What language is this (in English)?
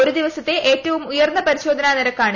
Malayalam